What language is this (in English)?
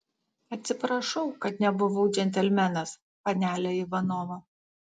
Lithuanian